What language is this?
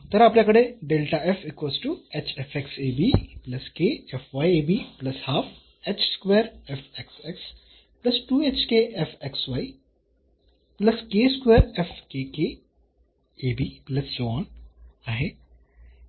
Marathi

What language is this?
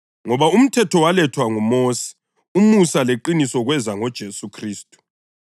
North Ndebele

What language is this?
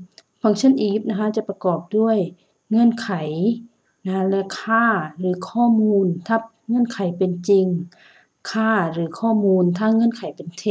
Thai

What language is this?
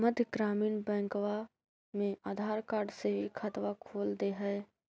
Magahi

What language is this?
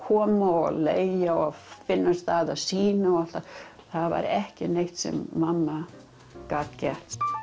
Icelandic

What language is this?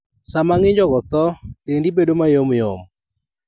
Luo (Kenya and Tanzania)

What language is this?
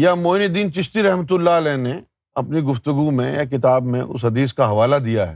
Urdu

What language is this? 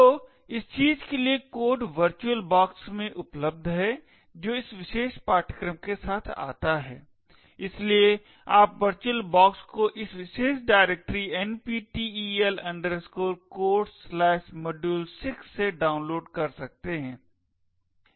Hindi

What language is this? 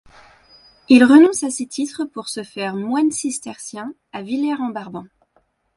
French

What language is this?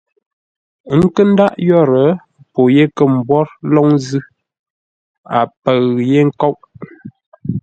Ngombale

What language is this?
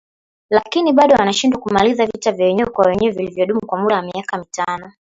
Swahili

